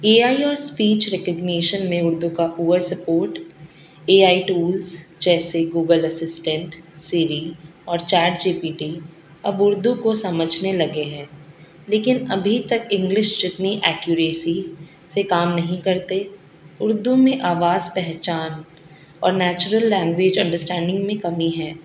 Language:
Urdu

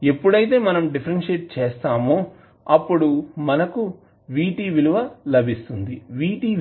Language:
Telugu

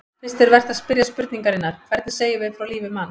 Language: Icelandic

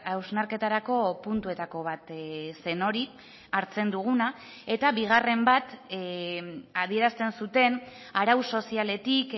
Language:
Basque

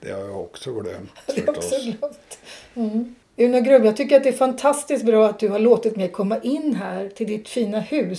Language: Swedish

